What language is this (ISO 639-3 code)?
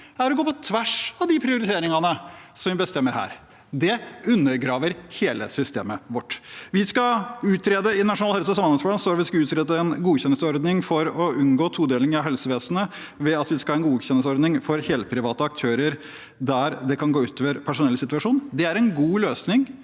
nor